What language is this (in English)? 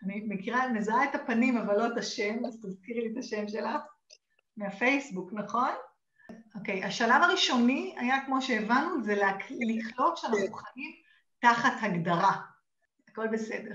Hebrew